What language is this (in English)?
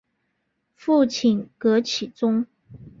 Chinese